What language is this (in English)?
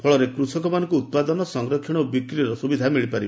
Odia